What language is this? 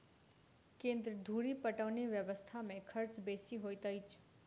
Maithili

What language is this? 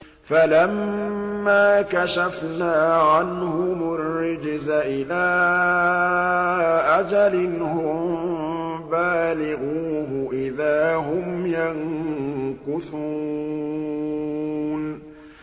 Arabic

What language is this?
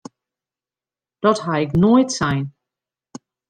Western Frisian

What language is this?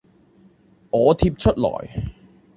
Chinese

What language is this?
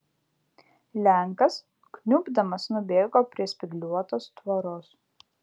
Lithuanian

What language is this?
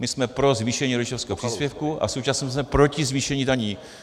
Czech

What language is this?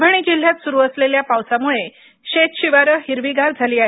Marathi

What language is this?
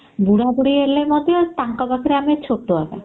Odia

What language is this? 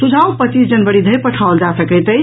Maithili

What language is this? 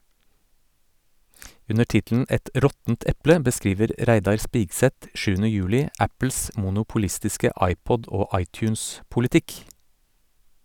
Norwegian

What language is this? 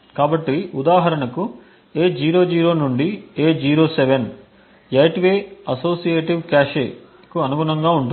Telugu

